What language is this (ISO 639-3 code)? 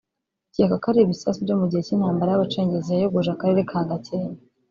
kin